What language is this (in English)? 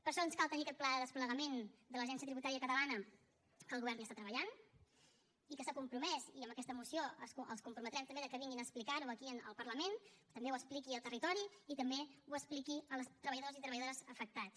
Catalan